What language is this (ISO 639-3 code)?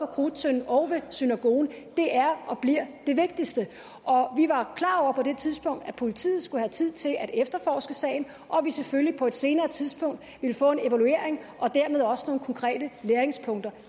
dan